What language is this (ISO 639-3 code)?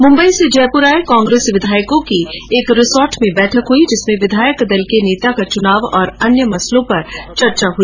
hin